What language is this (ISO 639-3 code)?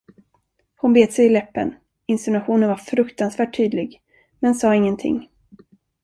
swe